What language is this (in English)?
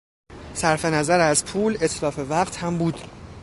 Persian